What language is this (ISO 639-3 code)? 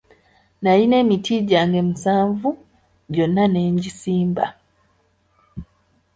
lug